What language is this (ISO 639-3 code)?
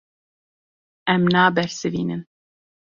kur